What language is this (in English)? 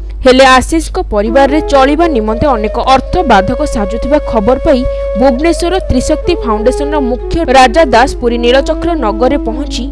Indonesian